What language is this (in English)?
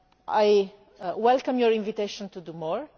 English